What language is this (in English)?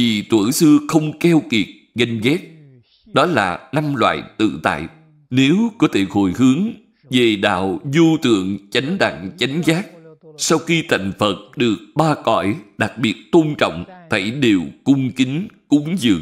Vietnamese